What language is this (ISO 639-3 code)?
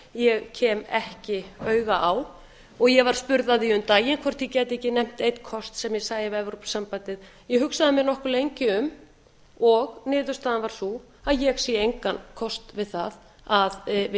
isl